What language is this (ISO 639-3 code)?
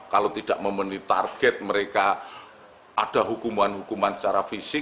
ind